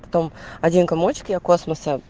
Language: Russian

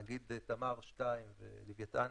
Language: Hebrew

